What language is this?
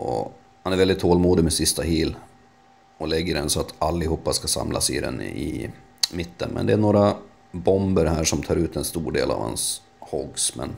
Swedish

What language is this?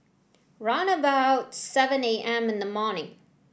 English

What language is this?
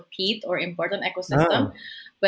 Indonesian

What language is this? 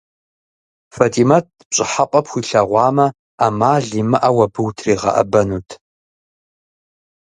Kabardian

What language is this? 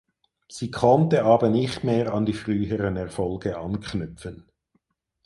German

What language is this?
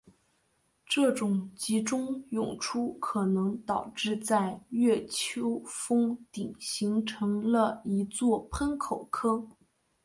Chinese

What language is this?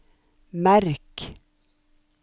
Norwegian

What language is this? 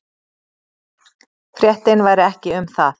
Icelandic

